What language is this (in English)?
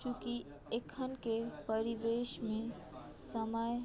Maithili